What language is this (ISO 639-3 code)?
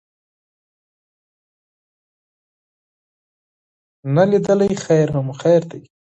pus